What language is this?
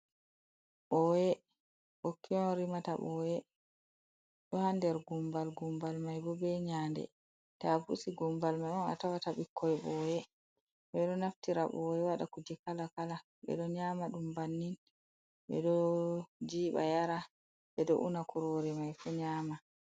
Fula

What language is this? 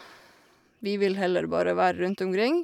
Norwegian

